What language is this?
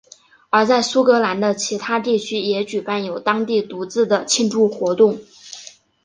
Chinese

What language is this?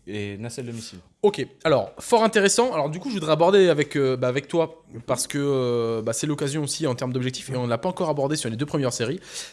French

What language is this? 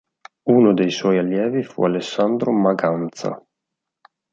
Italian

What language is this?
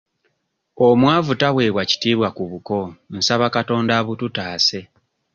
Ganda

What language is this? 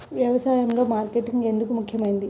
Telugu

